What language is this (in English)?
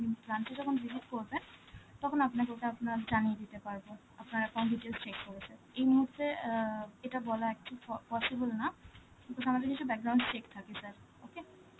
Bangla